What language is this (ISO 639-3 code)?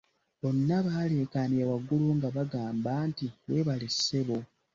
lug